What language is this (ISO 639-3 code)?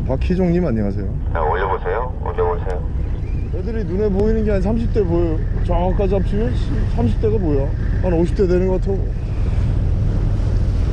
kor